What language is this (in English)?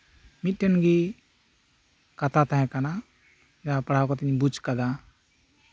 Santali